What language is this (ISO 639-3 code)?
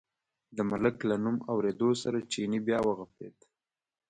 pus